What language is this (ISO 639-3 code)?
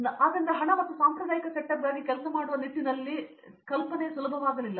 kan